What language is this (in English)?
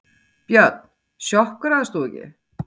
Icelandic